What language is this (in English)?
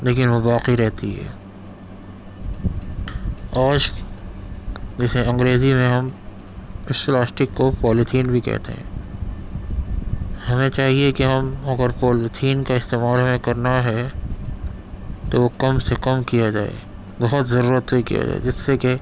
Urdu